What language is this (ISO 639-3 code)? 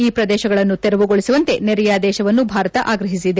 kan